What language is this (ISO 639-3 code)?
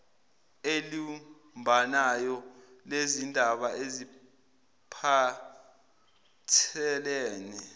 zul